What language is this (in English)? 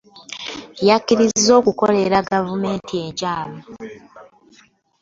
Ganda